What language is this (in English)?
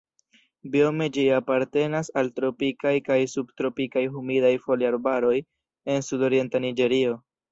Esperanto